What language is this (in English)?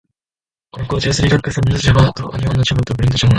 Japanese